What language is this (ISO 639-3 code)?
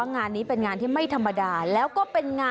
tha